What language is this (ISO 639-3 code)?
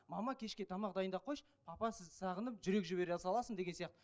kaz